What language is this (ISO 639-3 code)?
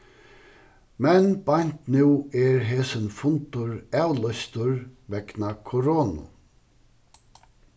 fao